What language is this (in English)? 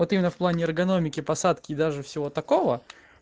Russian